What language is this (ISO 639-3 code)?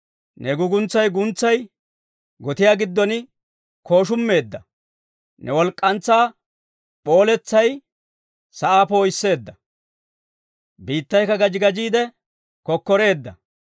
dwr